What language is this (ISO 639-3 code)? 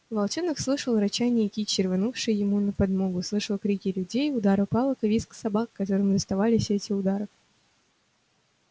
rus